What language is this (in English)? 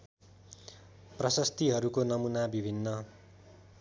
Nepali